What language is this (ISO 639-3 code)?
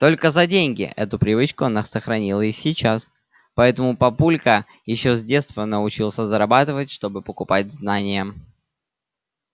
rus